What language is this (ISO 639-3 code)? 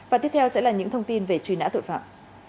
vie